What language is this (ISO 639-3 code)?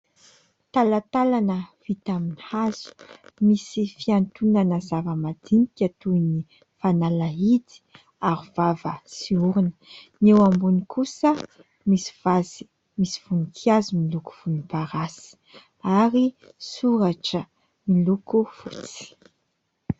mlg